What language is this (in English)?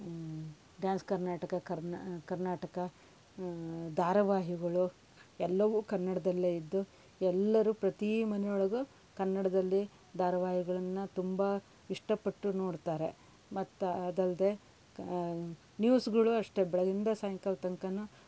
Kannada